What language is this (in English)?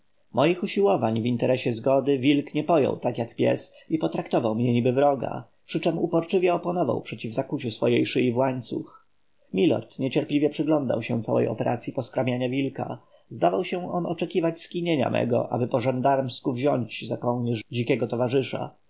Polish